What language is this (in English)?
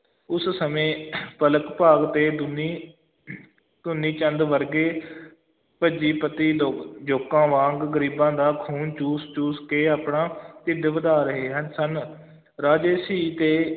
Punjabi